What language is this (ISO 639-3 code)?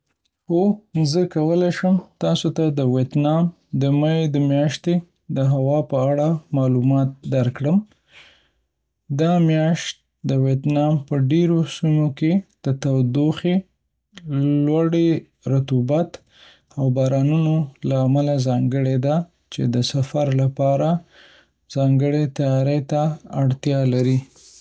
pus